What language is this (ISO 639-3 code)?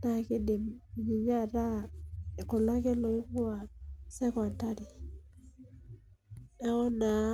mas